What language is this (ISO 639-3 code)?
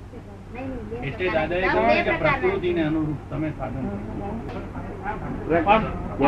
guj